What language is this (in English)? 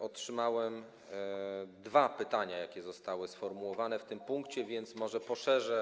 Polish